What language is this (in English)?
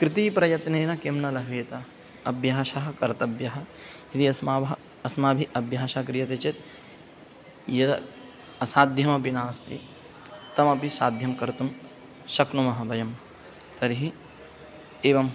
Sanskrit